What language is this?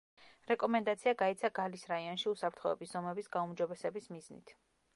Georgian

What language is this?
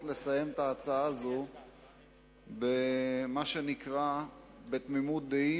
Hebrew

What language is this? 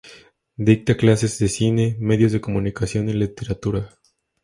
Spanish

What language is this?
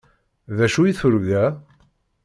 Kabyle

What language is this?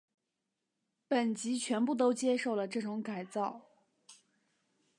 Chinese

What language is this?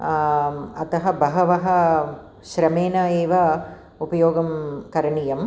Sanskrit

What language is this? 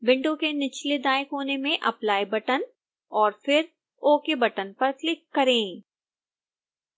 Hindi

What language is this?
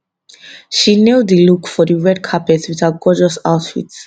Nigerian Pidgin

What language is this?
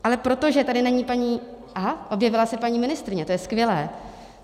Czech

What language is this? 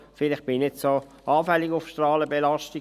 Swiss German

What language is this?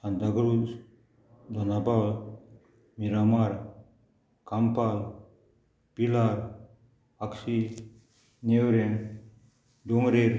Konkani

